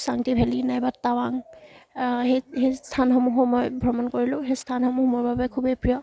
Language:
Assamese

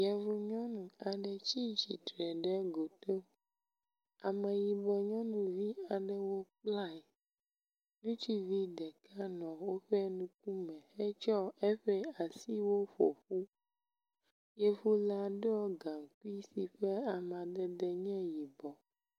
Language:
Ewe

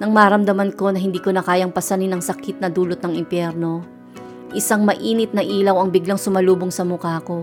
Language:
Filipino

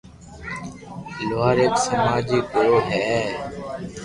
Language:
Loarki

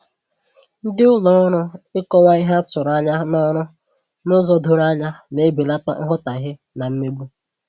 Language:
Igbo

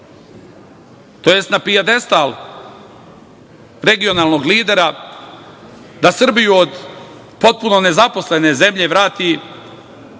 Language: Serbian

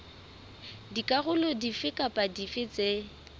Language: Southern Sotho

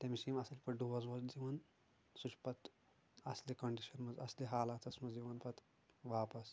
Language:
Kashmiri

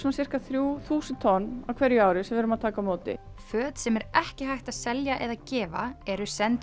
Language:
Icelandic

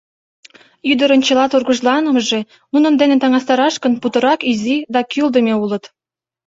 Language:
Mari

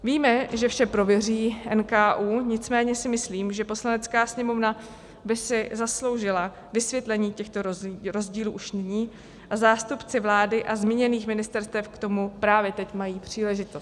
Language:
Czech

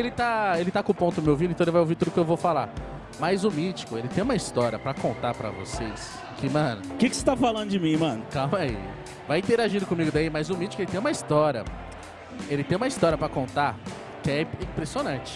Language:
Portuguese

